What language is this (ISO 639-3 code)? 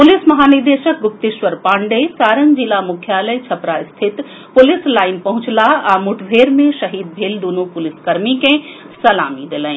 mai